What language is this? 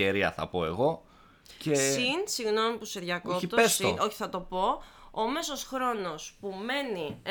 Greek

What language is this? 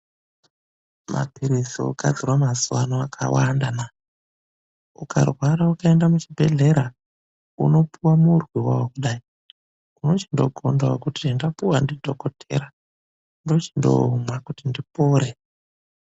Ndau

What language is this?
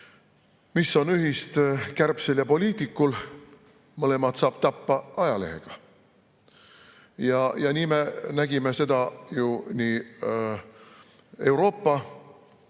Estonian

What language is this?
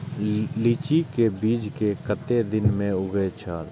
Maithili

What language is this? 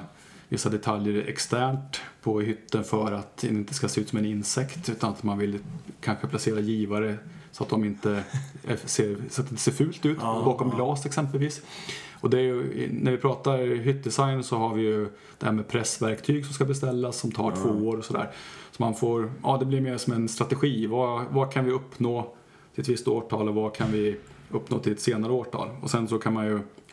Swedish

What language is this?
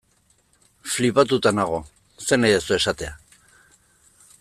Basque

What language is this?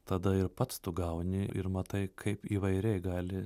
Lithuanian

